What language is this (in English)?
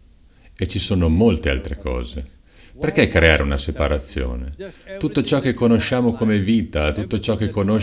Italian